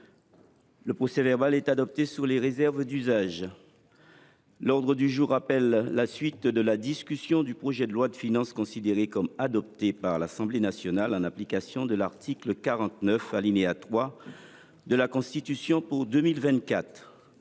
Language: French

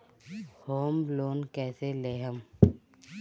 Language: Bhojpuri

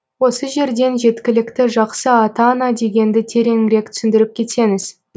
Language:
Kazakh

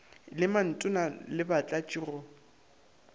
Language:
Northern Sotho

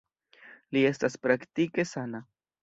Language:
Esperanto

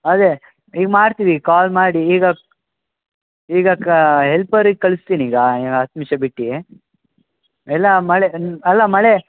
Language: Kannada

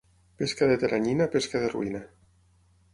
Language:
Catalan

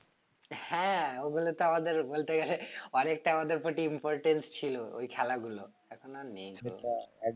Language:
Bangla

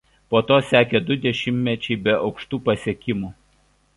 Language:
Lithuanian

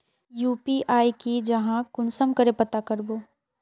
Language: Magahi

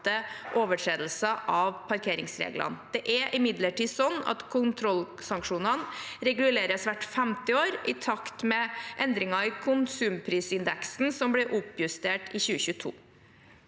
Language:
Norwegian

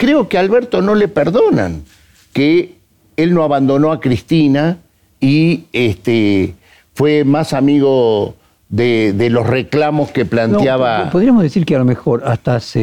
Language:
Spanish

